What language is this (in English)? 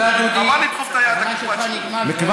Hebrew